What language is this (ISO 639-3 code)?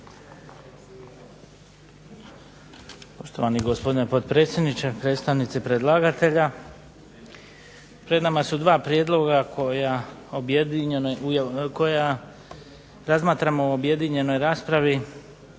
hrv